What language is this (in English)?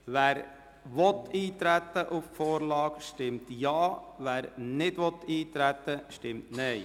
Swiss German